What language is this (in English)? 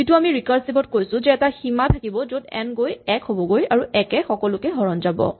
Assamese